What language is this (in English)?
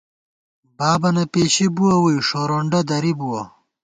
Gawar-Bati